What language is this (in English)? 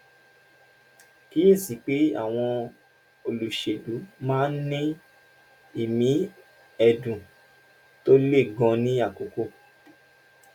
Yoruba